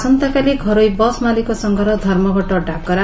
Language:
Odia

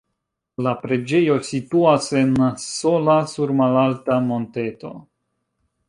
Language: Esperanto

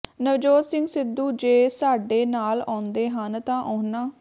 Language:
Punjabi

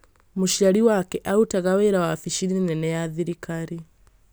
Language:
Kikuyu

